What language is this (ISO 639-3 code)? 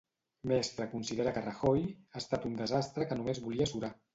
cat